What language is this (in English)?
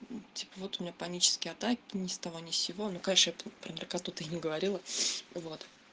Russian